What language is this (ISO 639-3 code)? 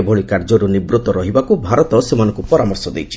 ori